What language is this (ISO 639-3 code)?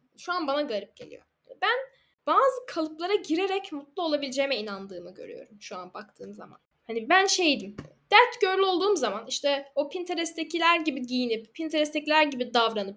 tur